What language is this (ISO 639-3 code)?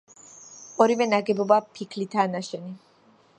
kat